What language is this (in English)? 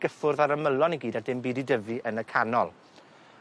Welsh